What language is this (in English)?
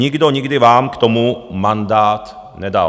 Czech